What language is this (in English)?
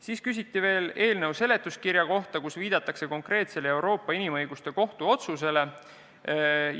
Estonian